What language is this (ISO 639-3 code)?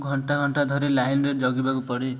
ori